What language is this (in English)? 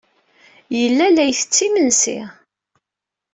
Kabyle